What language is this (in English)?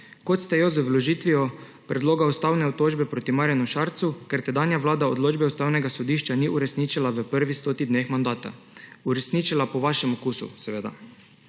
Slovenian